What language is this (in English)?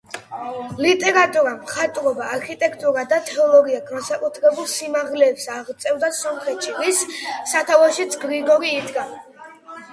Georgian